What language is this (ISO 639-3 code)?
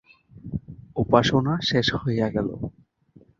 ben